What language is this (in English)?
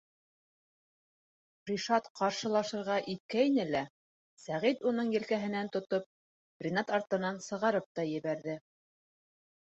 Bashkir